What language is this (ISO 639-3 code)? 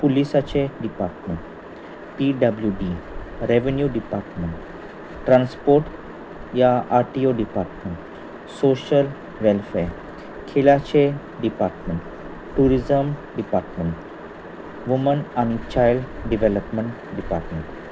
kok